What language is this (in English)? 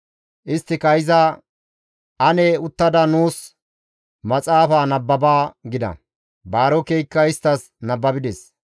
Gamo